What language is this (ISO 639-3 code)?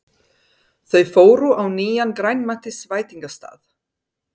isl